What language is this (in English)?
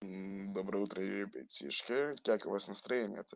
Russian